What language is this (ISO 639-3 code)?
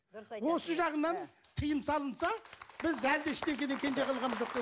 kaz